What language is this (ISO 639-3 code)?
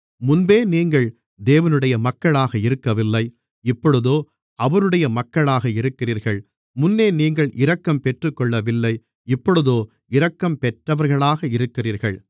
tam